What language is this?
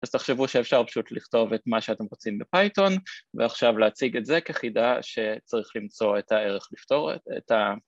Hebrew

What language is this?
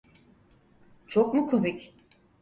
Turkish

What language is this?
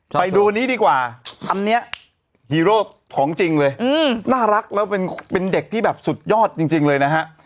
Thai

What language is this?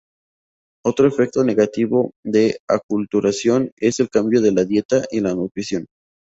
Spanish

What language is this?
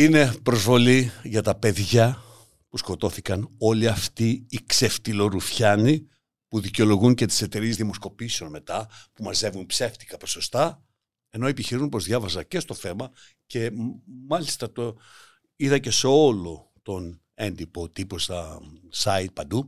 Greek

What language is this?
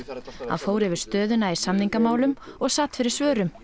Icelandic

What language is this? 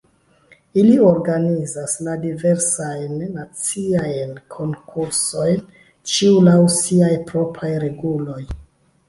Esperanto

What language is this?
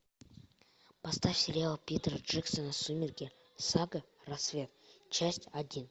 Russian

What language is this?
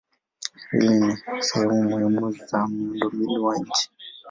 Swahili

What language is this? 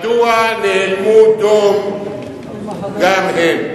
Hebrew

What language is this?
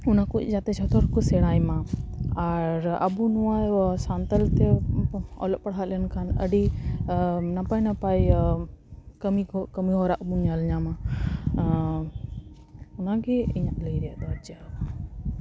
Santali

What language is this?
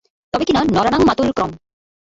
Bangla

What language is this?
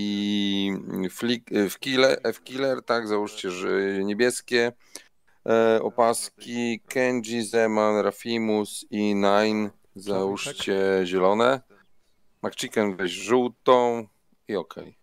Polish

